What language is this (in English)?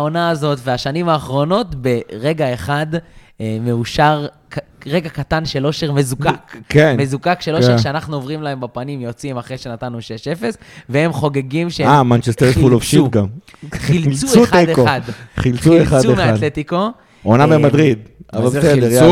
Hebrew